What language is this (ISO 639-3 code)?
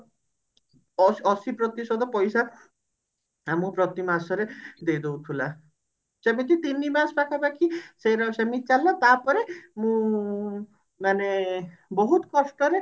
ori